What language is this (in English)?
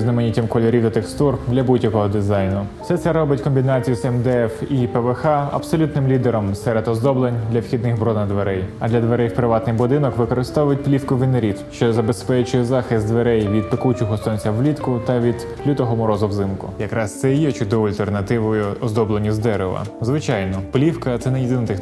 Ukrainian